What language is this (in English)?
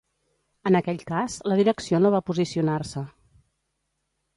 Catalan